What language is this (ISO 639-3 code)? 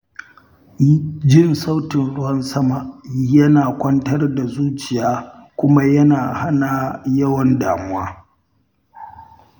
hau